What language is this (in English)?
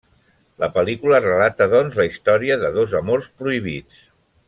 Catalan